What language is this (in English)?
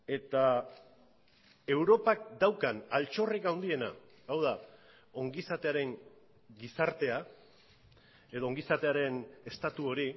Basque